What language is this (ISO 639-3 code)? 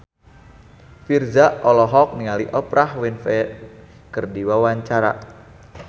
sun